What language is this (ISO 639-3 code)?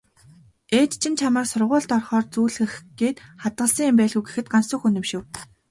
mon